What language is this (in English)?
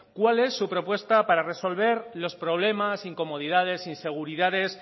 Spanish